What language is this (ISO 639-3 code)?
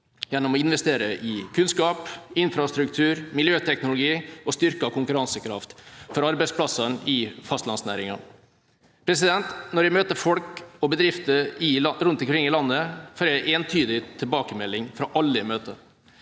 nor